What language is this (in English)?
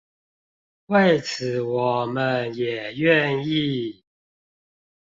Chinese